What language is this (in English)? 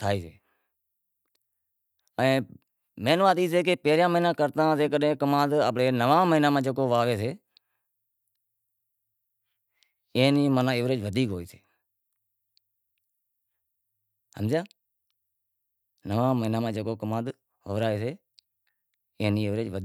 Wadiyara Koli